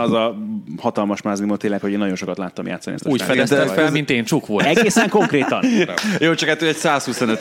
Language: Hungarian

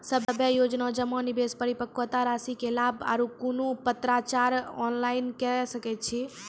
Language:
Maithili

